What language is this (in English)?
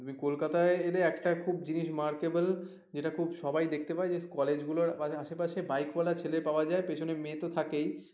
Bangla